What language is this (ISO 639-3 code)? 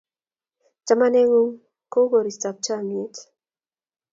kln